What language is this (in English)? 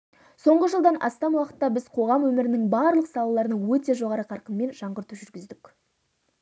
Kazakh